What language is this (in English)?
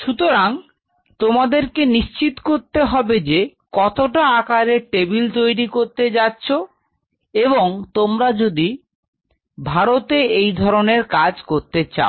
Bangla